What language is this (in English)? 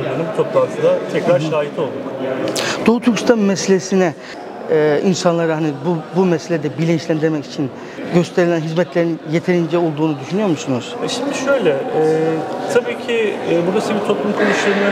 Turkish